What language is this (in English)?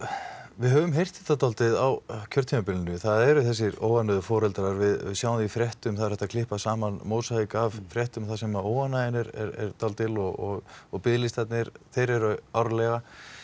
Icelandic